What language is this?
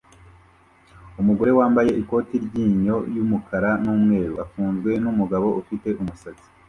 Kinyarwanda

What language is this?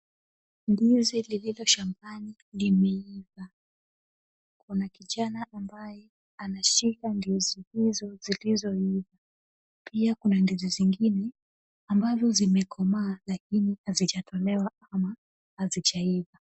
Swahili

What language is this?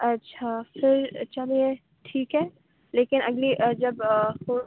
Urdu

